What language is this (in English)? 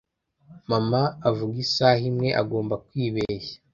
Kinyarwanda